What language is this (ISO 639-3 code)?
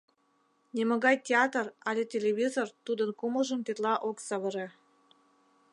chm